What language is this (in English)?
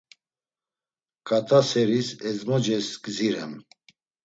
Laz